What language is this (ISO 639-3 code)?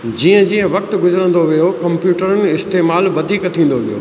snd